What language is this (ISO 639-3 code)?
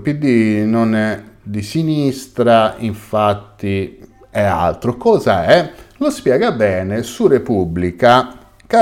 ita